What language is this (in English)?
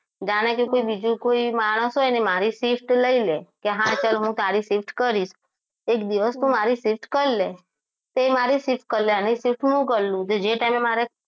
Gujarati